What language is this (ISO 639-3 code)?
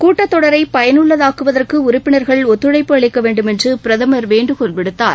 tam